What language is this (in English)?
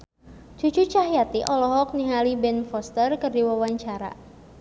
Sundanese